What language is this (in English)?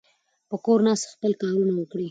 Pashto